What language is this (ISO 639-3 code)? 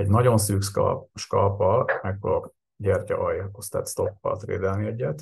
hun